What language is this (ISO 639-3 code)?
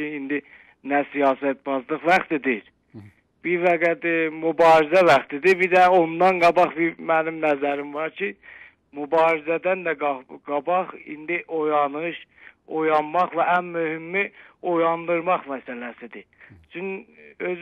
tur